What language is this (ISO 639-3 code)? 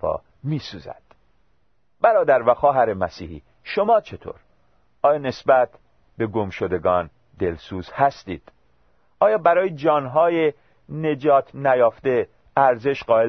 fas